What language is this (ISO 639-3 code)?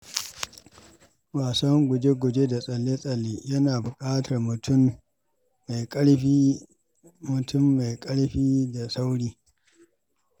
hau